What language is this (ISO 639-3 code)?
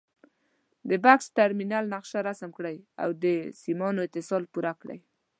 pus